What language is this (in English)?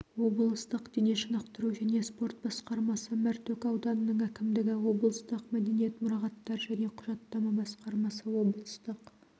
Kazakh